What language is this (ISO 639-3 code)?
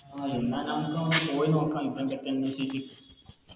mal